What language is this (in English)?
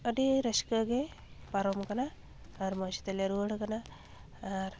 Santali